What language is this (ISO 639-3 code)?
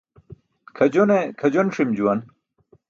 bsk